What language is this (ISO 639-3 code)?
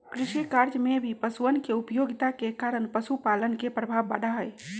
mag